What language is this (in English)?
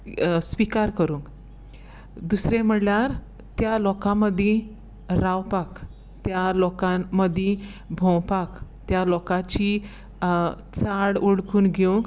Konkani